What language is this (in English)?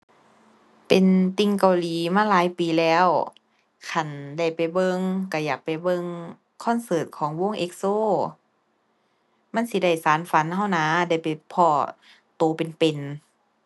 Thai